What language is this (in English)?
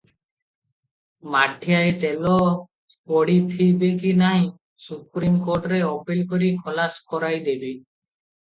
Odia